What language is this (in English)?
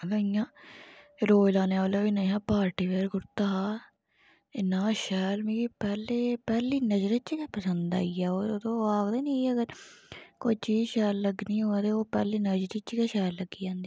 Dogri